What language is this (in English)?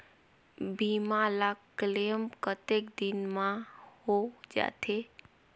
Chhattisgarhi